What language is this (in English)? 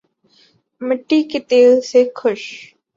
Urdu